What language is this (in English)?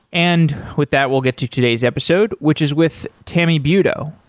English